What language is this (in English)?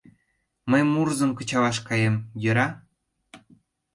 Mari